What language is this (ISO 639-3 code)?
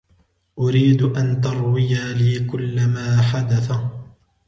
ara